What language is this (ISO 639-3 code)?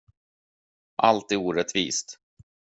swe